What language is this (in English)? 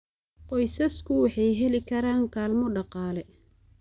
Somali